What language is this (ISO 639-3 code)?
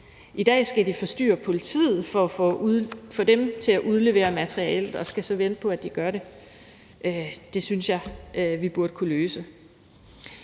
dan